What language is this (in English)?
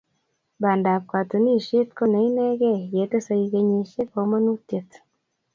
Kalenjin